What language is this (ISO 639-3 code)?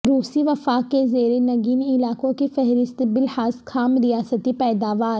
urd